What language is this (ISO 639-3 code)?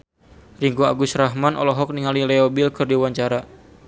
sun